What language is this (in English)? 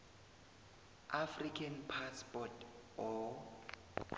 South Ndebele